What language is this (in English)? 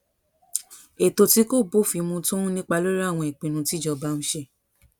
Yoruba